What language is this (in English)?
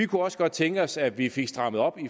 Danish